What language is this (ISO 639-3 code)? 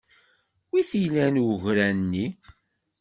kab